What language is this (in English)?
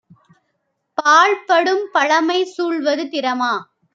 Tamil